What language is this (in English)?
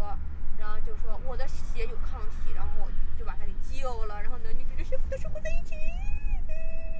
Chinese